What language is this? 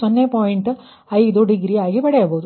Kannada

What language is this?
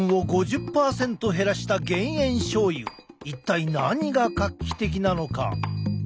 Japanese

